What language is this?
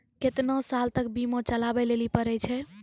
Maithili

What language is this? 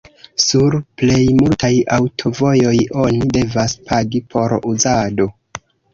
Esperanto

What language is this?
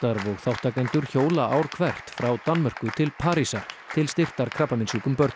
Icelandic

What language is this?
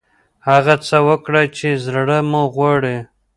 Pashto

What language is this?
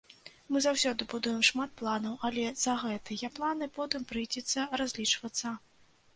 Belarusian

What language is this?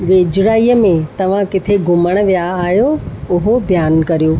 Sindhi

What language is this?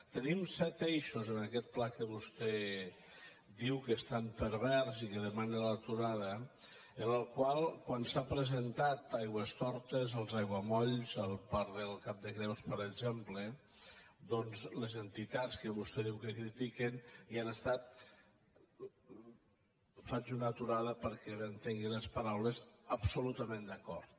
Catalan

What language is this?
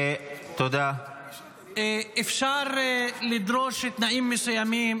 Hebrew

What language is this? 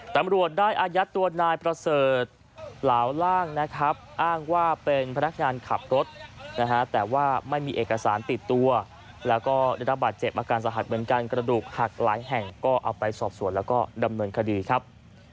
Thai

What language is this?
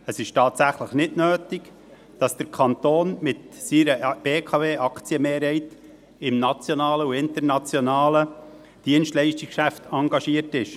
Swiss German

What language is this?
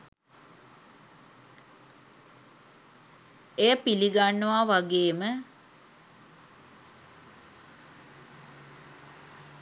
Sinhala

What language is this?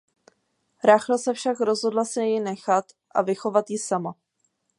Czech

